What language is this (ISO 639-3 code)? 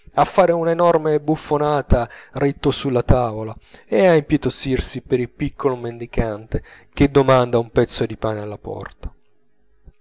ita